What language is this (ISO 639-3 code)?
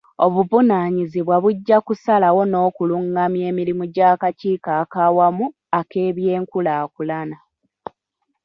lug